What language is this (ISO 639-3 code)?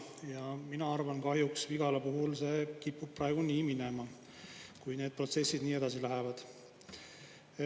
est